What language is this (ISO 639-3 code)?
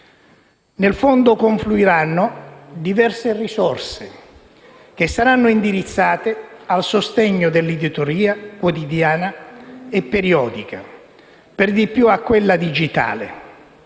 ita